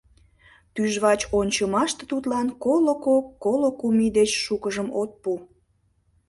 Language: Mari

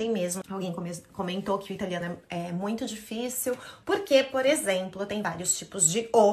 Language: Portuguese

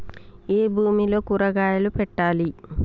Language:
Telugu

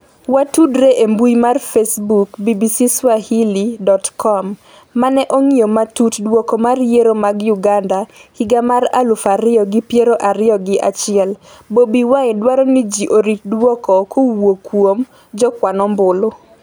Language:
Luo (Kenya and Tanzania)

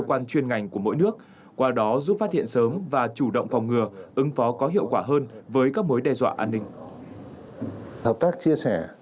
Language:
Vietnamese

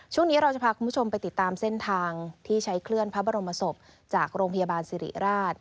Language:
Thai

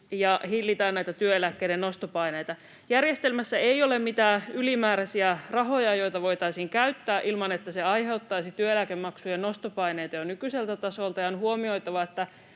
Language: Finnish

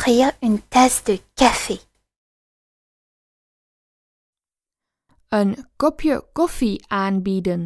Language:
Dutch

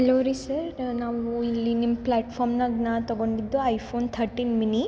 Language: Kannada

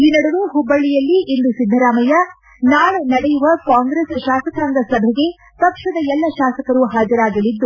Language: Kannada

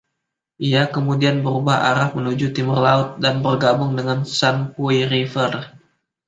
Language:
Indonesian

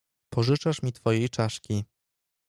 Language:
Polish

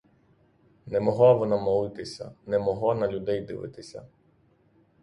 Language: Ukrainian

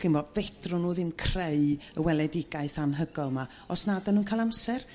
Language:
Welsh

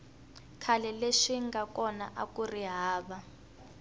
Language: Tsonga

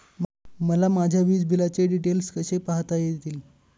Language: Marathi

